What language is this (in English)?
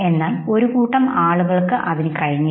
Malayalam